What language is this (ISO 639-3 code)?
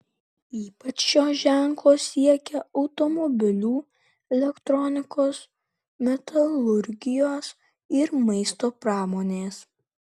lit